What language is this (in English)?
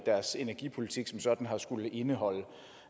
Danish